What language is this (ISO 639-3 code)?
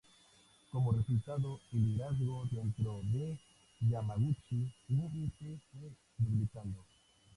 spa